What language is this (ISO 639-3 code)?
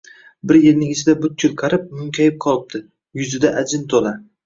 uzb